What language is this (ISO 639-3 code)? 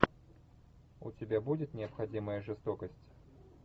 rus